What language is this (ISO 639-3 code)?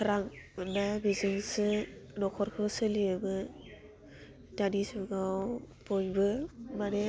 brx